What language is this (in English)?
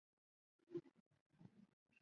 Chinese